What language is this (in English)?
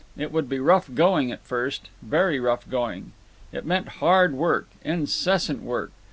English